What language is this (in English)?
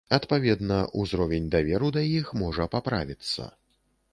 Belarusian